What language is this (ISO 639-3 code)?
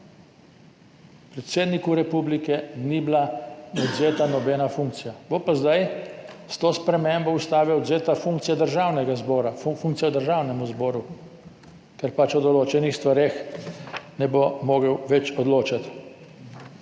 slv